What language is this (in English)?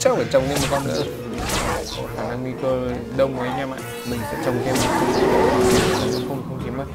Vietnamese